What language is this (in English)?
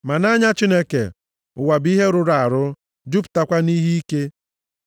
Igbo